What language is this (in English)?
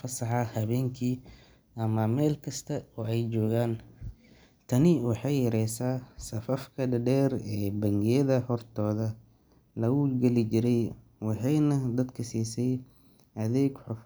Somali